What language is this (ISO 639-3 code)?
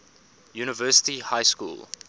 eng